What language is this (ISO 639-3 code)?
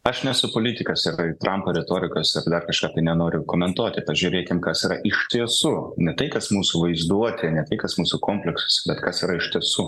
lit